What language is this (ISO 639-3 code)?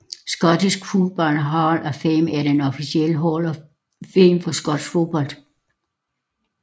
dan